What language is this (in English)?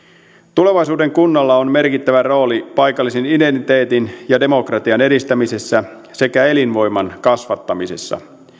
Finnish